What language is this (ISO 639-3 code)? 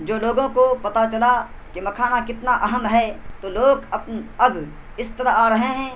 urd